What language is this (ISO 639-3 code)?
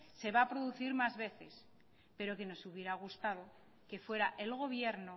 spa